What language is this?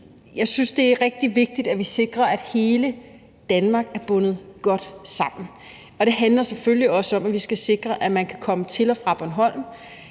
Danish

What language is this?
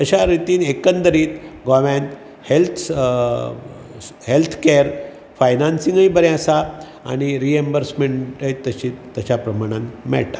Konkani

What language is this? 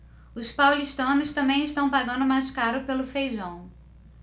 Portuguese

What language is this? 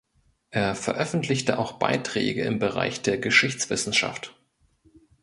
German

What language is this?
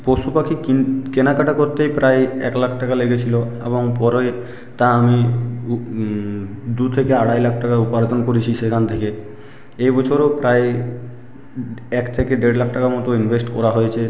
Bangla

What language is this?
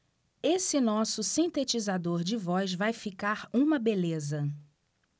Portuguese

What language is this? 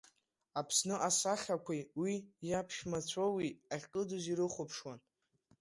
Abkhazian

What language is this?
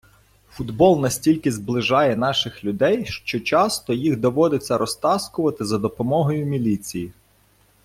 Ukrainian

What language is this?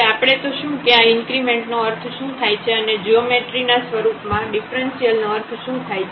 Gujarati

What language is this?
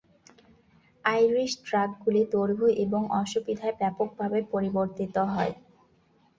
Bangla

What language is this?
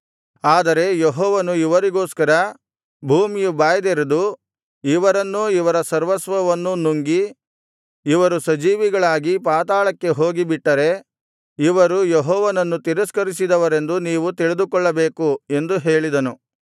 Kannada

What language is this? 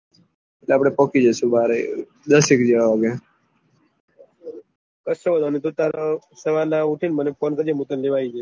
Gujarati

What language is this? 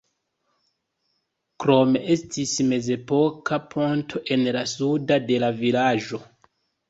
Esperanto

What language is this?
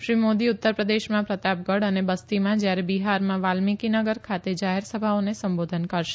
Gujarati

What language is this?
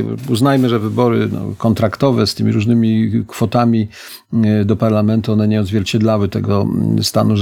Polish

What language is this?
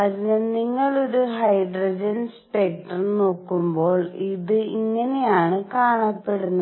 Malayalam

